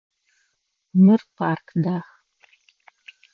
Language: Adyghe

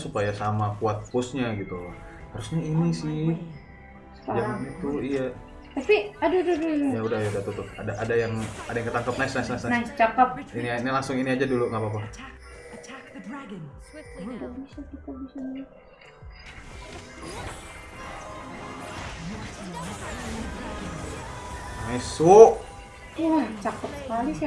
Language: Indonesian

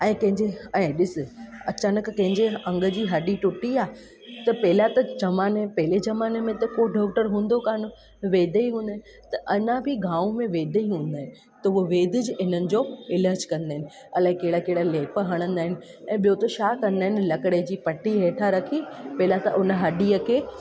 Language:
Sindhi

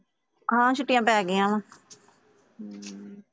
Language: Punjabi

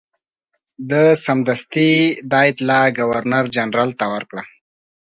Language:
Pashto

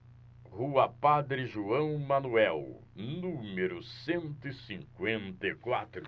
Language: Portuguese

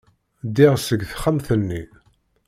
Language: Kabyle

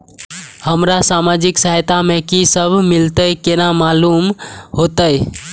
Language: Maithili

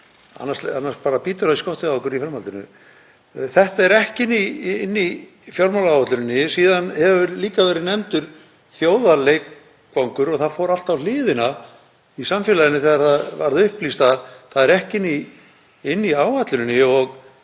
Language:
Icelandic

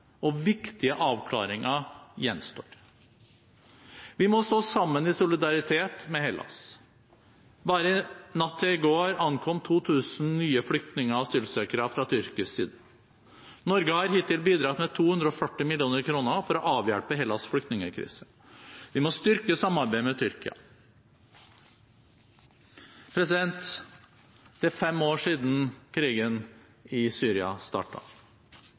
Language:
Norwegian Bokmål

